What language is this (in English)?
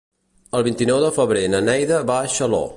Catalan